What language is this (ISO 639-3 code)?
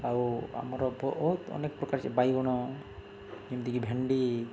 ori